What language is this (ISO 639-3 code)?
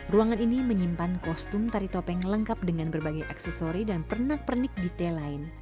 ind